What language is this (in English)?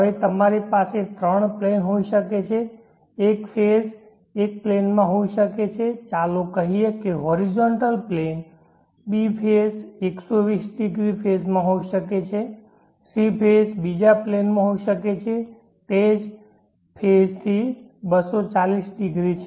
Gujarati